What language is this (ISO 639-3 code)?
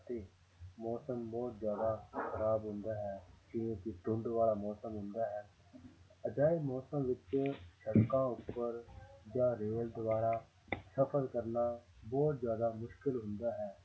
pan